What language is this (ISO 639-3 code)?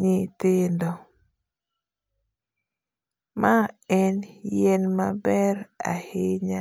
luo